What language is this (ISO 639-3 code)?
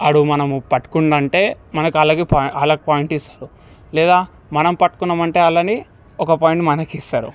tel